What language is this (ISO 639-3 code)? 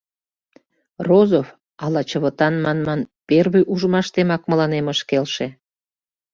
chm